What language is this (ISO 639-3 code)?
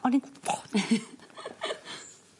cym